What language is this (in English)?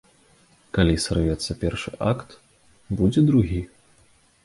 Belarusian